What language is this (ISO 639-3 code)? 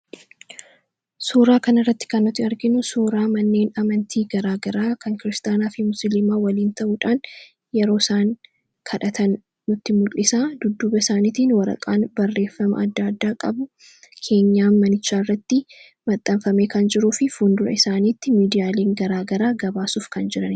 orm